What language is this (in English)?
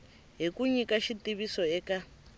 Tsonga